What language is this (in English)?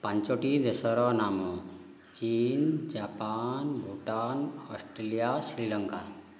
Odia